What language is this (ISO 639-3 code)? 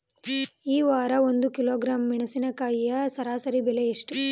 kan